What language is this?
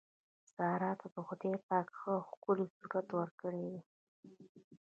Pashto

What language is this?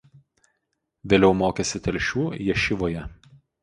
Lithuanian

